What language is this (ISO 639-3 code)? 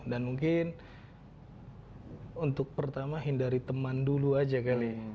ind